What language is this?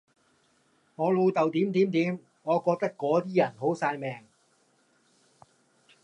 Cantonese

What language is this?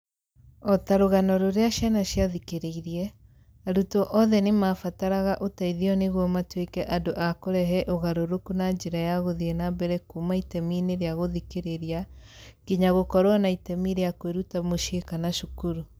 Kikuyu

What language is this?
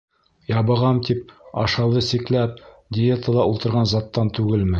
Bashkir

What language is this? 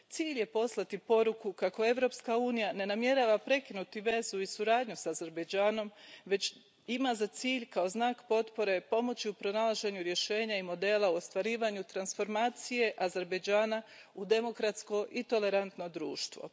Croatian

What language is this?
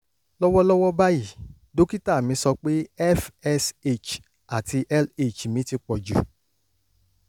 Yoruba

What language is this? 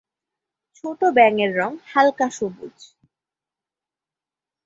Bangla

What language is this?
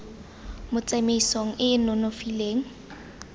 Tswana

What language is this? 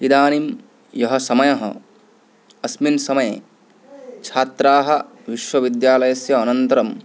Sanskrit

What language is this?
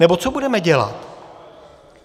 Czech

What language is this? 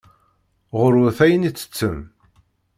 Kabyle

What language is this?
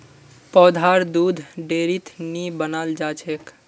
Magahi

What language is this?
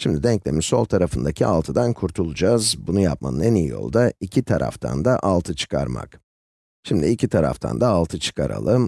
Turkish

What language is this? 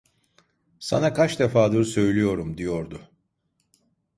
Turkish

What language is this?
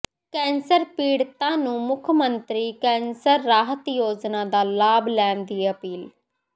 Punjabi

